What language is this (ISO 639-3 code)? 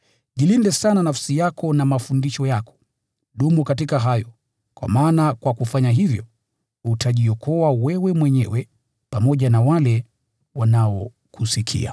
swa